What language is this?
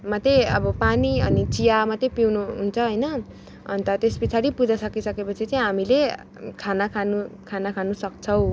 Nepali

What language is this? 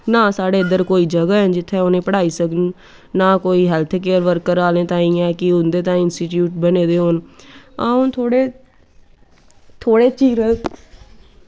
Dogri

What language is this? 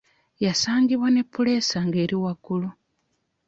Ganda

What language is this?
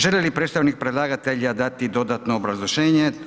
Croatian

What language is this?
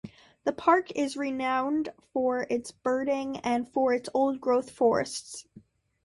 English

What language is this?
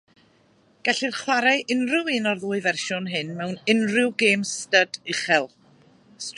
Welsh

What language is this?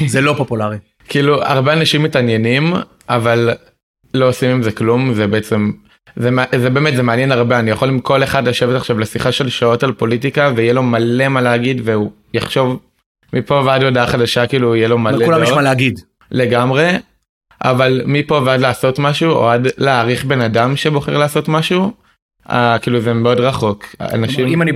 Hebrew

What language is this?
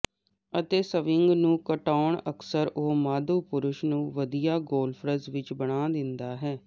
Punjabi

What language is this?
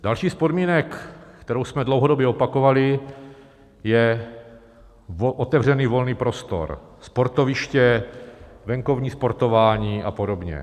Czech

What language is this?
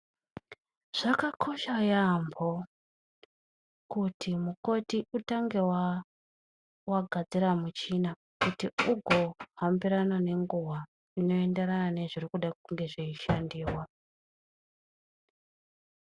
Ndau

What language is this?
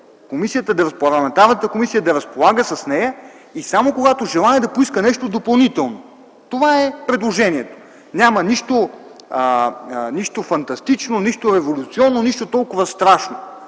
Bulgarian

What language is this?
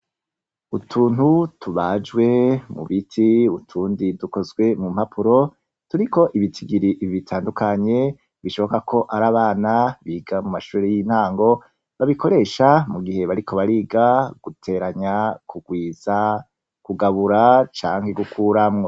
Rundi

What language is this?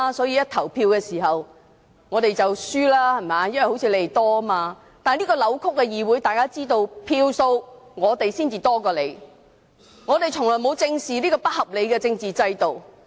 Cantonese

